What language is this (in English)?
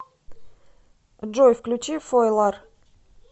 Russian